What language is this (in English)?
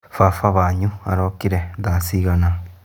Kikuyu